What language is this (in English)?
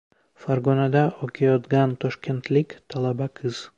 Uzbek